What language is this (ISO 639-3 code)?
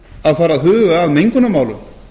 isl